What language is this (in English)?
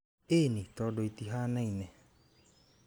Kikuyu